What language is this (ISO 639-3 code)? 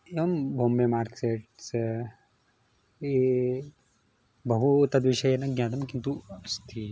san